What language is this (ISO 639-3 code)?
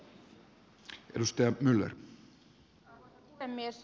fin